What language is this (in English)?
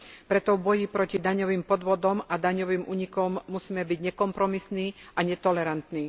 Slovak